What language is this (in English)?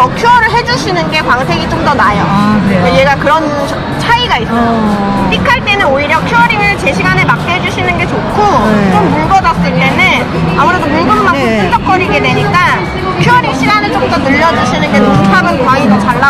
Korean